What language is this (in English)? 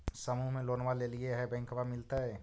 Magahi